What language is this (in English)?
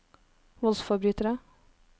Norwegian